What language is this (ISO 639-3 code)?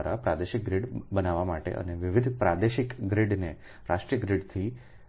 guj